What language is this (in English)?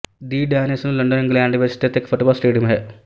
Punjabi